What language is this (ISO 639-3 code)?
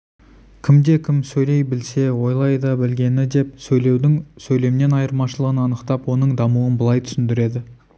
kaz